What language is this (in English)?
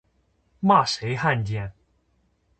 Chinese